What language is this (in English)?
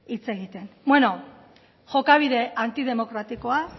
Basque